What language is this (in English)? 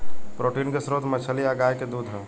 Bhojpuri